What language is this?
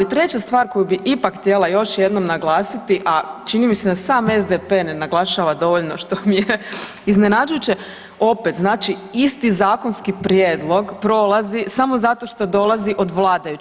Croatian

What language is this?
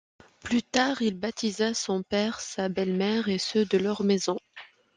French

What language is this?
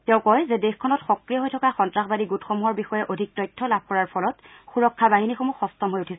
Assamese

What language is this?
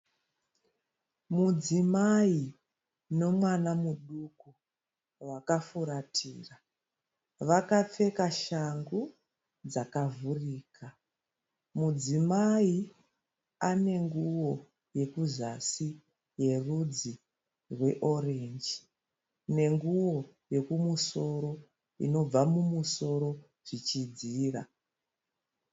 Shona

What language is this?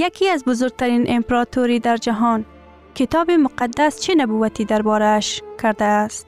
Persian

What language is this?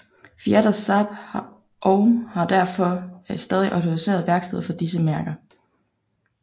Danish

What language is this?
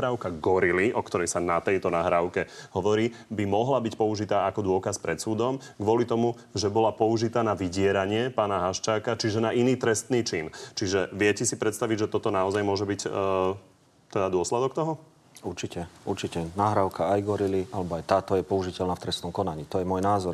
Slovak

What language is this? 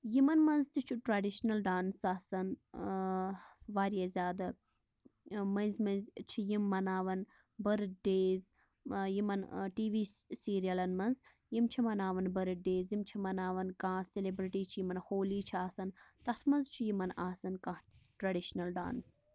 Kashmiri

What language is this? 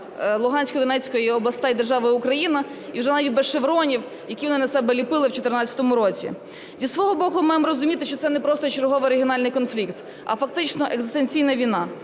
Ukrainian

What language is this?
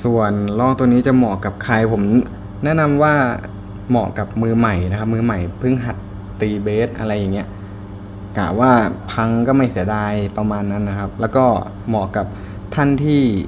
Thai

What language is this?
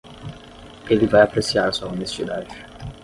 Portuguese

